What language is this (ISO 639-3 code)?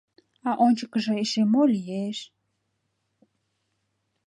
chm